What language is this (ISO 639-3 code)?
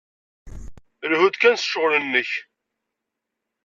kab